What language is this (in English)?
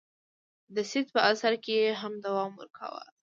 Pashto